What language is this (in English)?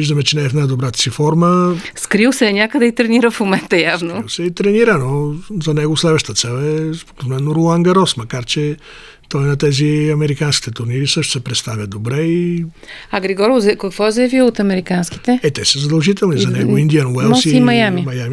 Bulgarian